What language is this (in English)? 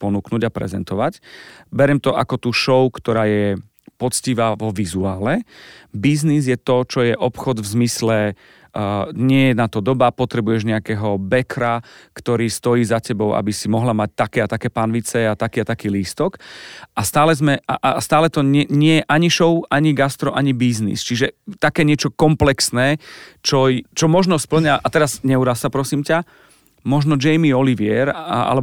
Slovak